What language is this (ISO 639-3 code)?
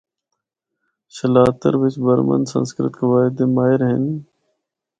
hno